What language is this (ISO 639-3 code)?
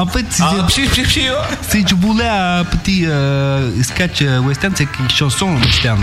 fra